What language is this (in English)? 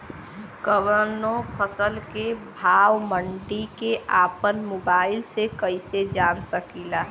Bhojpuri